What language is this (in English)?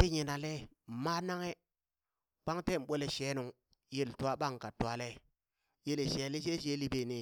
Burak